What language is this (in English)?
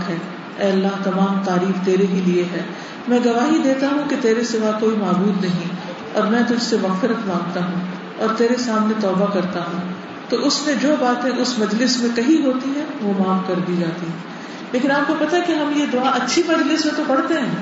Urdu